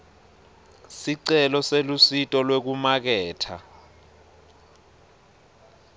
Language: Swati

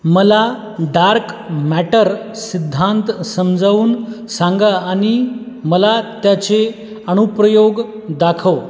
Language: Marathi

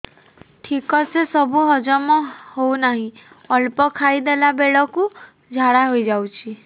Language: Odia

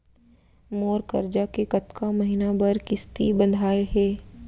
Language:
Chhattisgarhi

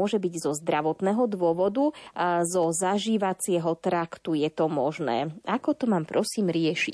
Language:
Slovak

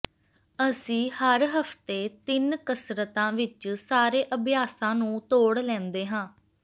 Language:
Punjabi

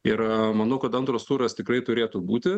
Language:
Lithuanian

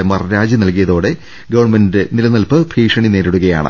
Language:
Malayalam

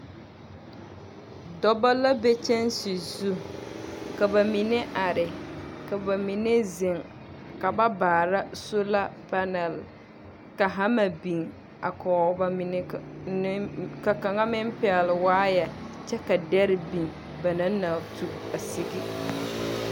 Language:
Southern Dagaare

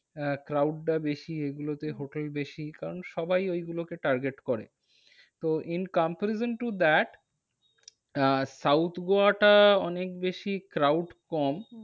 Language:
Bangla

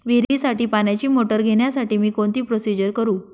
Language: Marathi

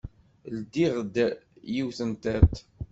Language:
Kabyle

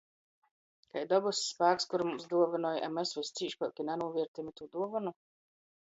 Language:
Latgalian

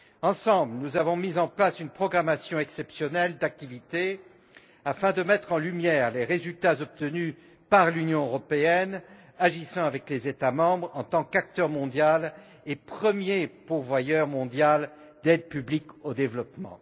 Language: French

